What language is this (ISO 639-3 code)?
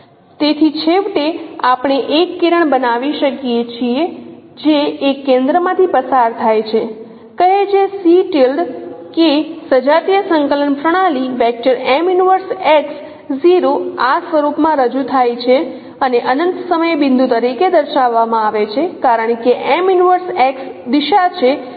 guj